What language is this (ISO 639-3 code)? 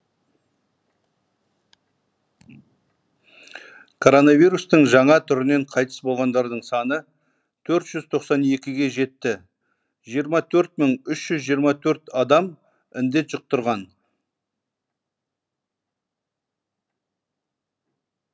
kaz